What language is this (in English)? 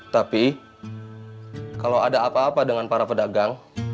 Indonesian